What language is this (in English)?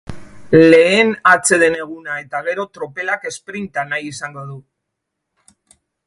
Basque